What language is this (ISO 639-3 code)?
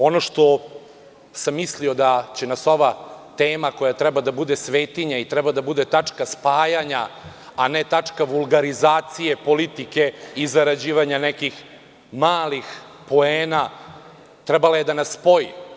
srp